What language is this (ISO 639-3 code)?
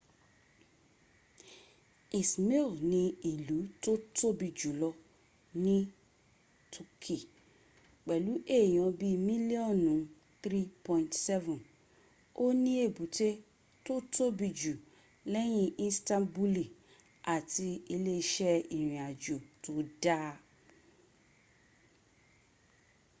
yor